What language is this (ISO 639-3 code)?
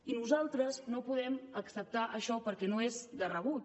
cat